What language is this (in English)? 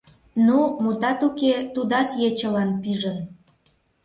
Mari